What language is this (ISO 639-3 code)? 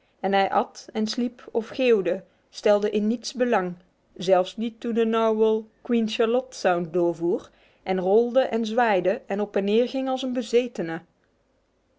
nld